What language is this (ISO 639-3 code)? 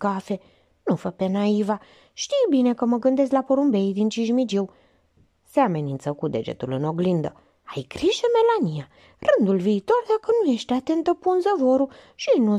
ron